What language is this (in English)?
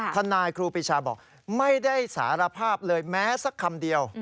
Thai